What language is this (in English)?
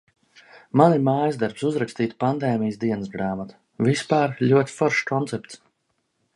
Latvian